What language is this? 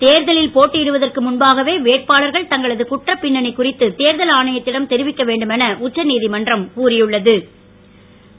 Tamil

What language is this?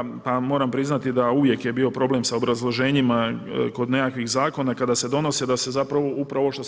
Croatian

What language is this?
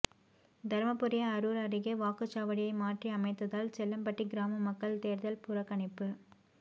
Tamil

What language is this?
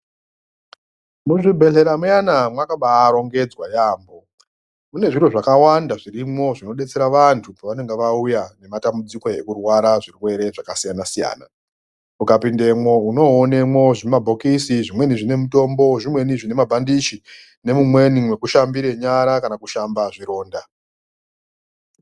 Ndau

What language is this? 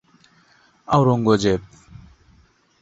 Bangla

